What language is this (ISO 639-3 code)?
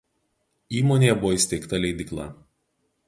lit